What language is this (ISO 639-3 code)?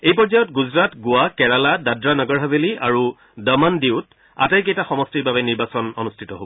asm